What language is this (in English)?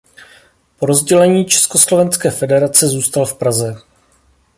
Czech